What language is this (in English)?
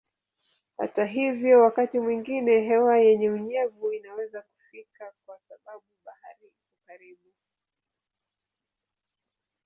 Swahili